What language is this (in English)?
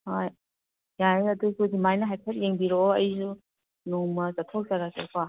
Manipuri